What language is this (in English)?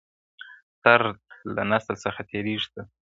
Pashto